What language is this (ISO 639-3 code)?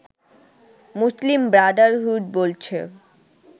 ben